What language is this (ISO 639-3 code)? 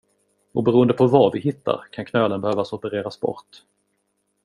swe